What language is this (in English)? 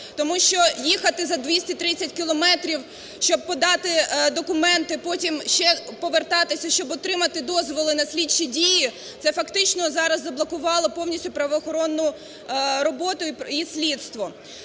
Ukrainian